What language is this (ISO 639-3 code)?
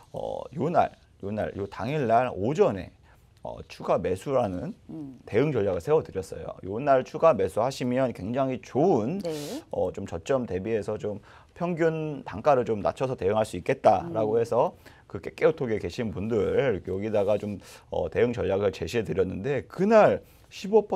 kor